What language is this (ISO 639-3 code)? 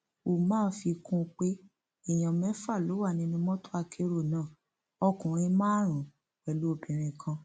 yor